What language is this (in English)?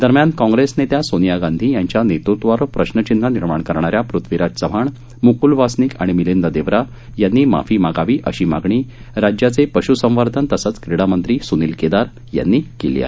Marathi